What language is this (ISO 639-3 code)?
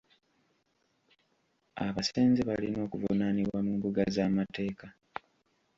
lug